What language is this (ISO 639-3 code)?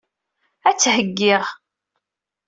kab